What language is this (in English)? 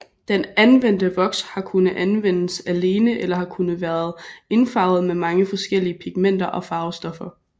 Danish